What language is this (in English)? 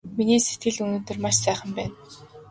Mongolian